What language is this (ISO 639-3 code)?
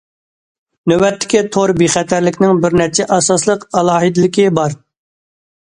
uig